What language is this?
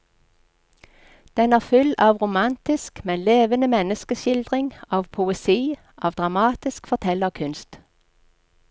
Norwegian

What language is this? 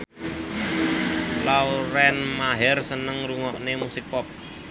Javanese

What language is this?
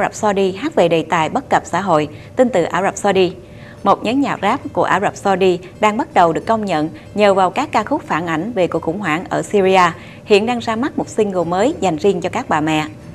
Vietnamese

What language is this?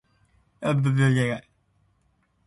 Aromanian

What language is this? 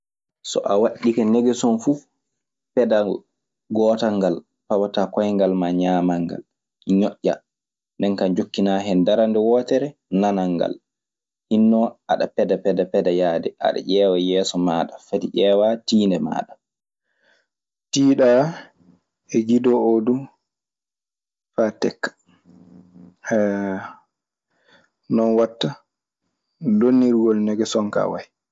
Maasina Fulfulde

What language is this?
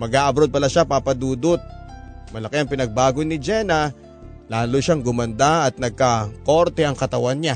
Filipino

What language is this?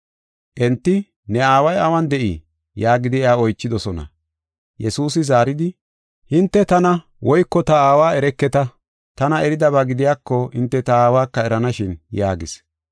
Gofa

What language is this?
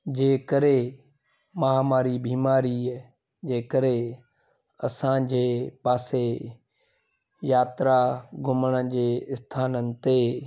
Sindhi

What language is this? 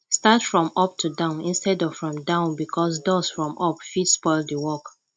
Nigerian Pidgin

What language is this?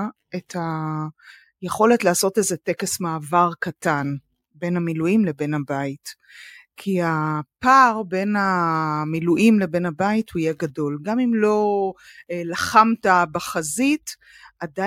Hebrew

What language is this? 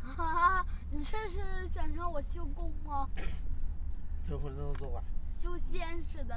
Chinese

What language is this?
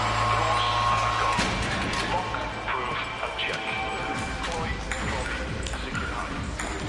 Welsh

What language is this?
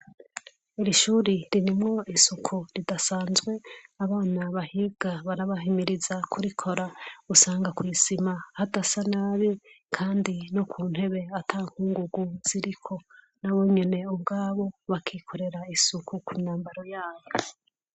Rundi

